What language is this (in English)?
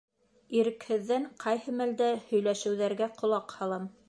Bashkir